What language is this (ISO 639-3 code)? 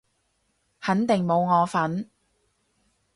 yue